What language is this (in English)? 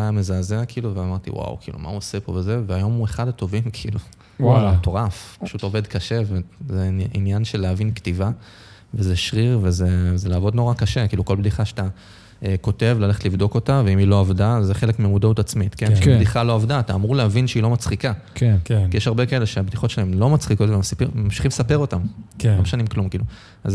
Hebrew